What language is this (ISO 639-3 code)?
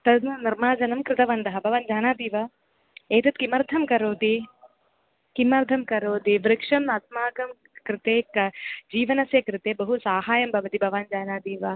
san